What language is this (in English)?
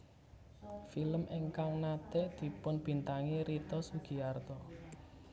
Javanese